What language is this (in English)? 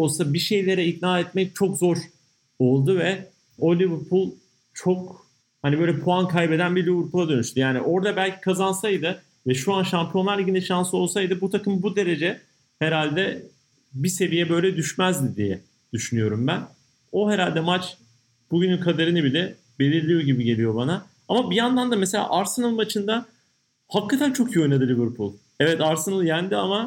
Turkish